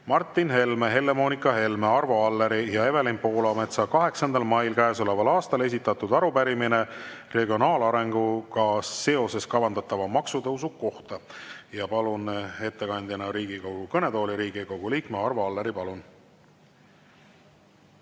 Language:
Estonian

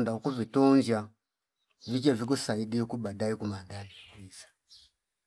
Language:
Fipa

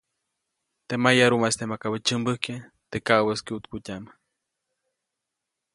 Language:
Copainalá Zoque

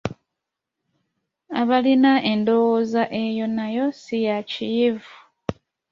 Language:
Ganda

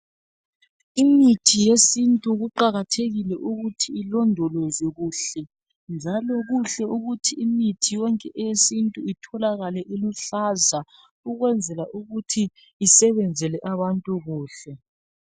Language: North Ndebele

